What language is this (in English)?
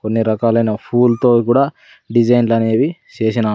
Telugu